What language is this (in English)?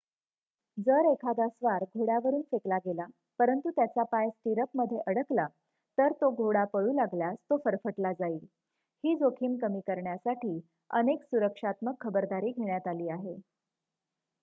Marathi